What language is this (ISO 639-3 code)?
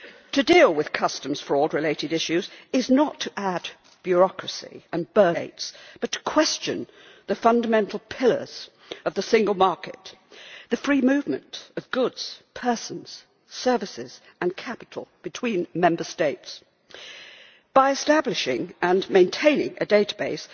eng